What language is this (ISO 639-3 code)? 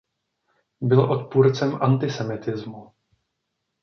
ces